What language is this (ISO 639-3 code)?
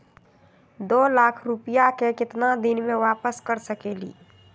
mag